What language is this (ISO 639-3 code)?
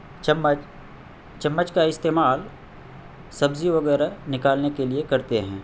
urd